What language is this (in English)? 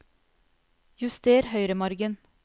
Norwegian